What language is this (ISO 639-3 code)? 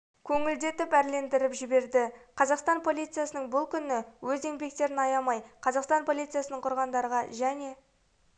kaz